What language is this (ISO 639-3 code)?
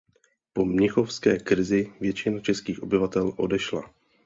ces